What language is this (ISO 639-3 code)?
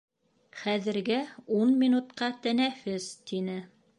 bak